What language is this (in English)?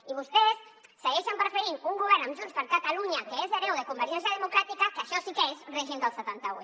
Catalan